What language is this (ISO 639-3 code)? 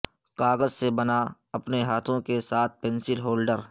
urd